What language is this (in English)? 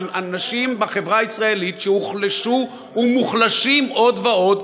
Hebrew